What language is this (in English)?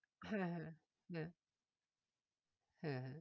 Bangla